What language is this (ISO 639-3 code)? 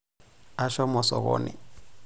mas